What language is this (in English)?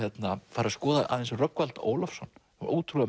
Icelandic